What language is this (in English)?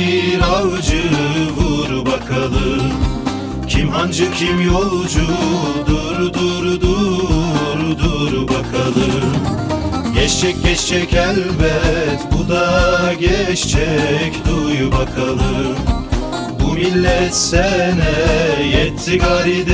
Turkish